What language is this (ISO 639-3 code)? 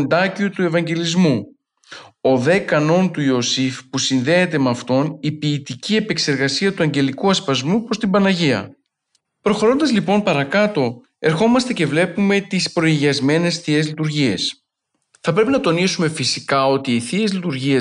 ell